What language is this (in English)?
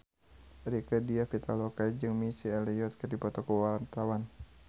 Sundanese